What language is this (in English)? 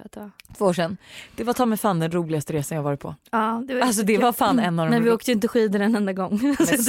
Swedish